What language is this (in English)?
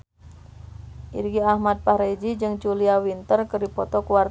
Sundanese